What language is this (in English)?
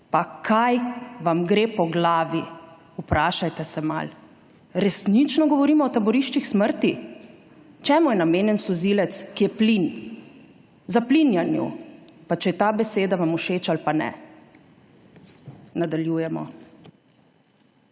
Slovenian